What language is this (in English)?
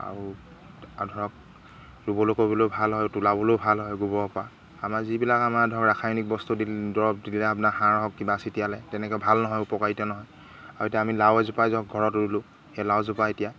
Assamese